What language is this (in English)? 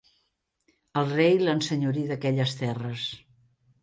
Catalan